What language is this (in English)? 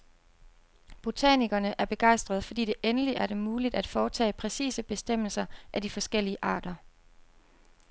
Danish